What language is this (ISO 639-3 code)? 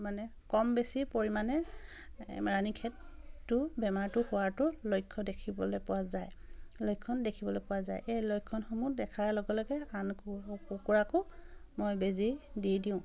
asm